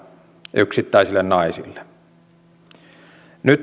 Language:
Finnish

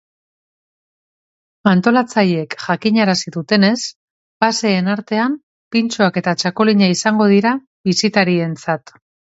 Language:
Basque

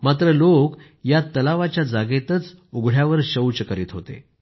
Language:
Marathi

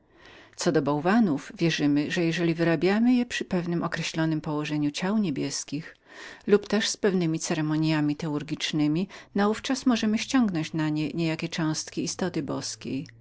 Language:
Polish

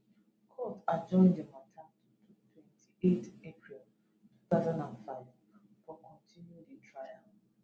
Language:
Nigerian Pidgin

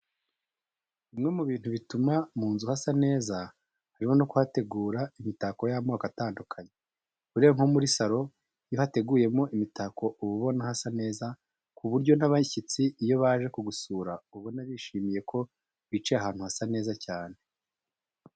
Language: Kinyarwanda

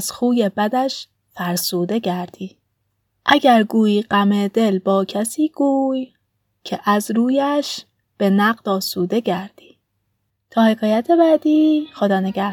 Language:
Persian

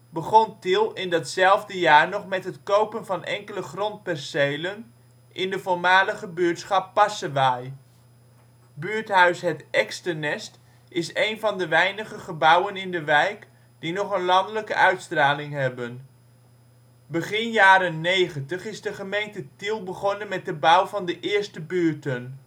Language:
Dutch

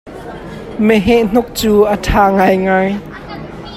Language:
Hakha Chin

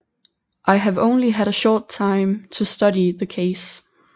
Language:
Danish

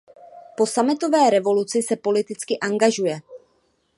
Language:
Czech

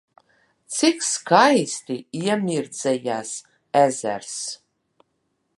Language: Latvian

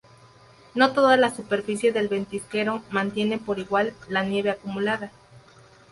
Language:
Spanish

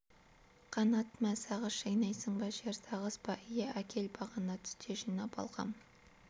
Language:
Kazakh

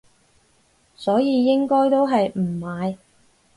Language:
Cantonese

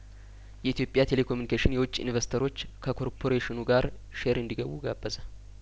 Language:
Amharic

